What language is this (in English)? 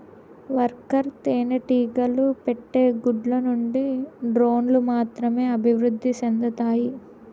Telugu